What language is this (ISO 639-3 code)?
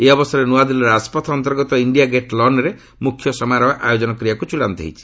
ori